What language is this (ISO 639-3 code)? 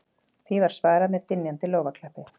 isl